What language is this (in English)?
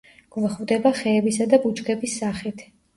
Georgian